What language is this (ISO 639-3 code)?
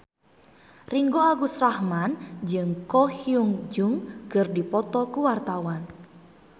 sun